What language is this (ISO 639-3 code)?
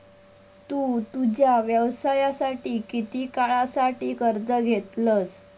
mar